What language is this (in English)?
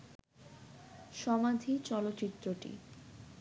Bangla